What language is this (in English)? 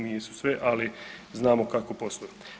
Croatian